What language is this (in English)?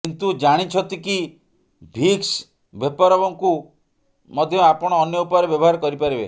Odia